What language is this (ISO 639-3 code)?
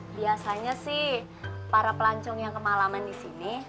ind